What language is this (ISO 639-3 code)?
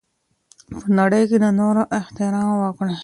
pus